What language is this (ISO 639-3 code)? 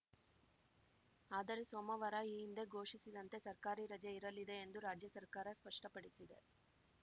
kan